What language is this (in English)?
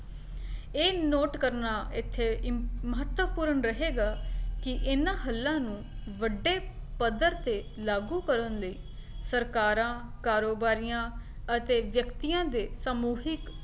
Punjabi